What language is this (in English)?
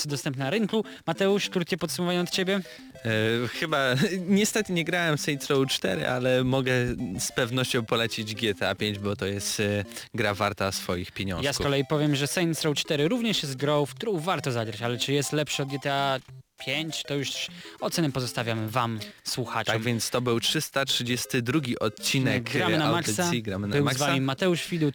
Polish